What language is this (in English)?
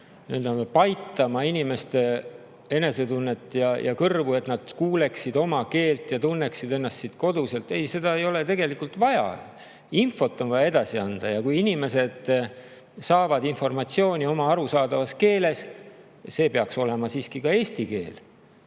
Estonian